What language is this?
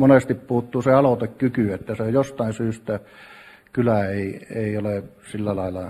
Finnish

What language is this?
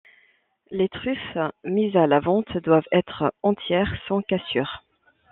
French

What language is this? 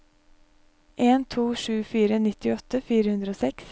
Norwegian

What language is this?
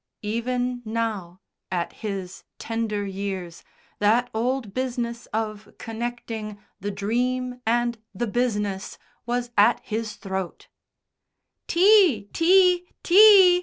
English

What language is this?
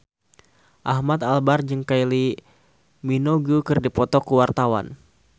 Sundanese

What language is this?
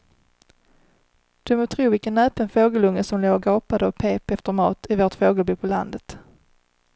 Swedish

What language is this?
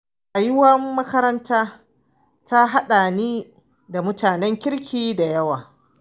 Hausa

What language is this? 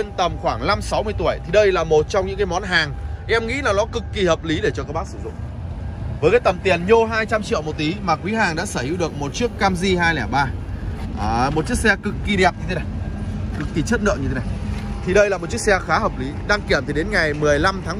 Vietnamese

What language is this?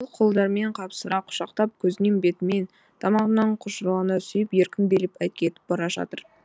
Kazakh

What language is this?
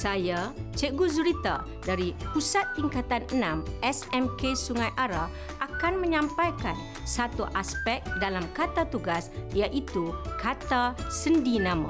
Malay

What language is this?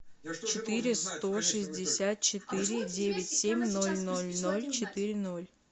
Russian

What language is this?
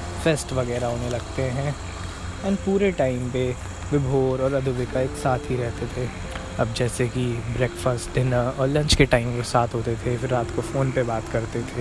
Hindi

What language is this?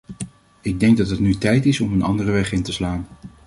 Dutch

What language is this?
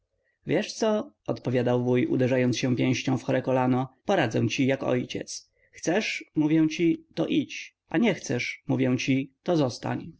Polish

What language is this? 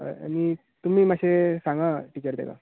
Konkani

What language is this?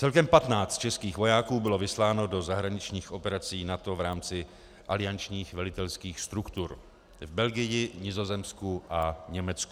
Czech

